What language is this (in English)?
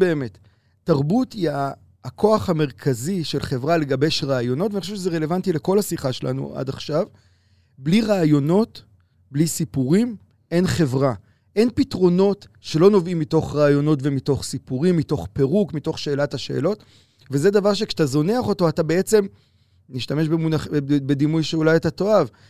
Hebrew